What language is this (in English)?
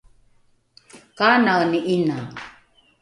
Rukai